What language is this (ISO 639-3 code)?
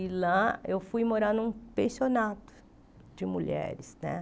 por